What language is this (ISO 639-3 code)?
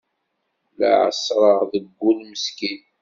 kab